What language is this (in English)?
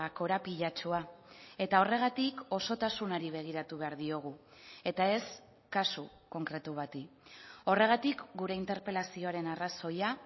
Basque